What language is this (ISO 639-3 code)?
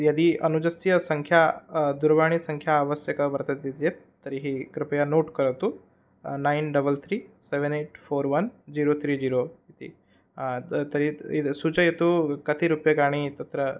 san